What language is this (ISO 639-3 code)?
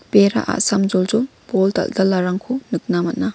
grt